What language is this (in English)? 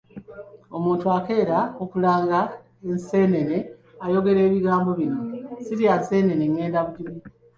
Ganda